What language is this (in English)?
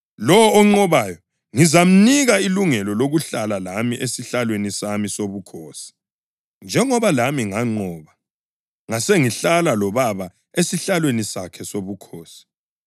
North Ndebele